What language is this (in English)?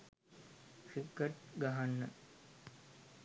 Sinhala